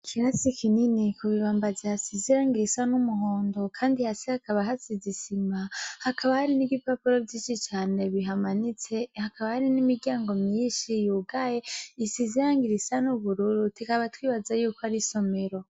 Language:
Rundi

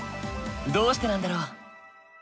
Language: Japanese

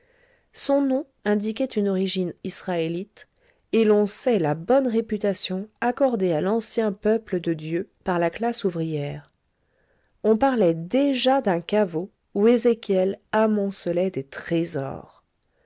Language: French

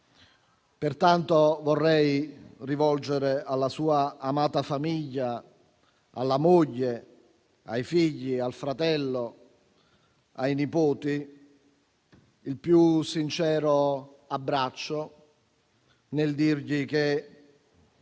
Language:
Italian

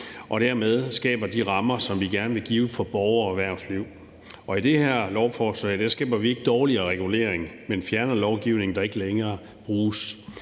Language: Danish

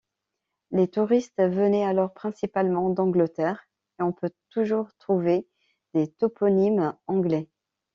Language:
French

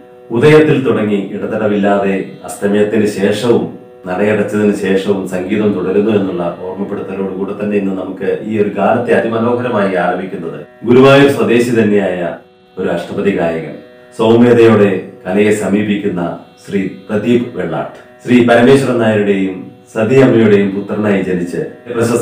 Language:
Hindi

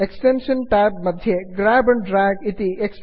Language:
Sanskrit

